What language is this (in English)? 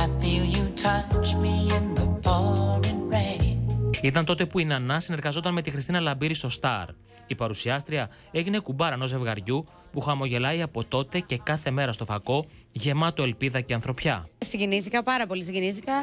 Greek